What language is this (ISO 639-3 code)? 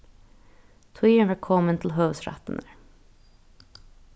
fao